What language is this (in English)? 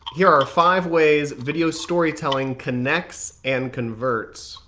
English